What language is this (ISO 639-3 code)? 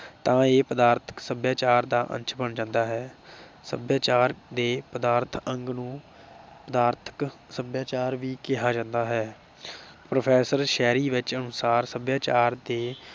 pan